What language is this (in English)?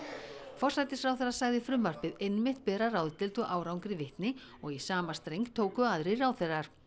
Icelandic